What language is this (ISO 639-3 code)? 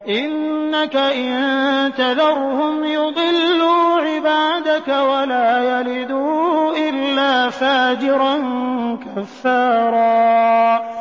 ara